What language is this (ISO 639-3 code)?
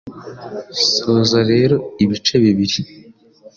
kin